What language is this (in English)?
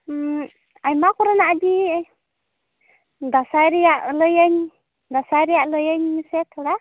Santali